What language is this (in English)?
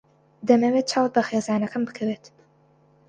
Central Kurdish